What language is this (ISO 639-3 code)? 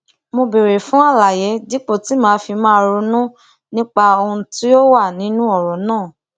yor